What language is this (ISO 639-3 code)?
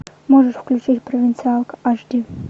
rus